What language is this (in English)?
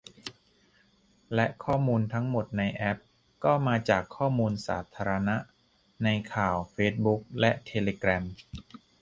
Thai